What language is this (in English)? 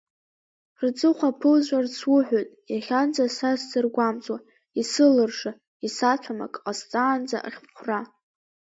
Abkhazian